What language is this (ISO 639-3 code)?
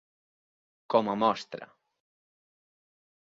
cat